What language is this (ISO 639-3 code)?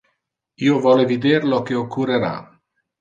ina